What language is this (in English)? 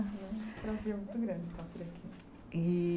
Portuguese